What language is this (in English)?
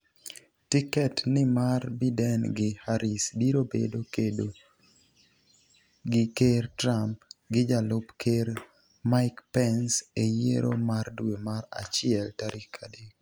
Luo (Kenya and Tanzania)